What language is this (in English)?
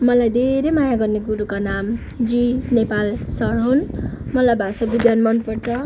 Nepali